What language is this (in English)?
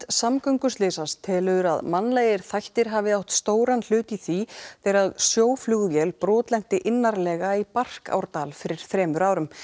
Icelandic